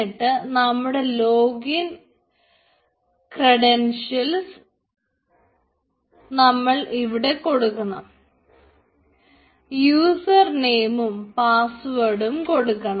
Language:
Malayalam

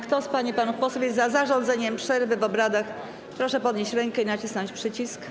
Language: Polish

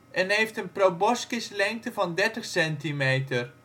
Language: Dutch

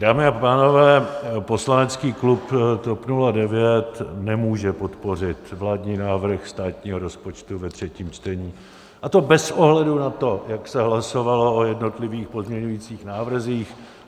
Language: Czech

